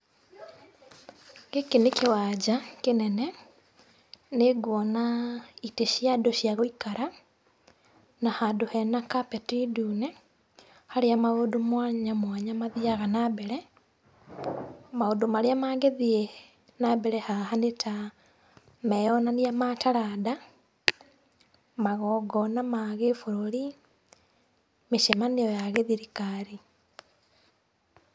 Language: Kikuyu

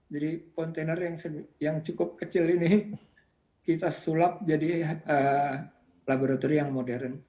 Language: Indonesian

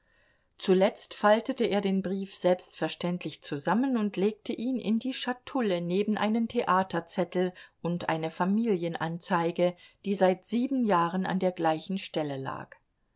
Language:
German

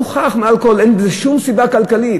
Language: Hebrew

